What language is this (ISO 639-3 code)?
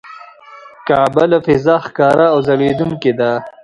pus